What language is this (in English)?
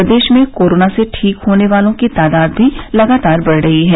Hindi